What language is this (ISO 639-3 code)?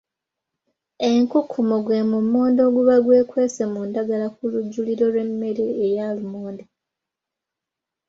lug